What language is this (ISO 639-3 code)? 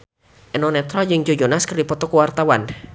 sun